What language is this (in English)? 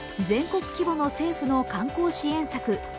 Japanese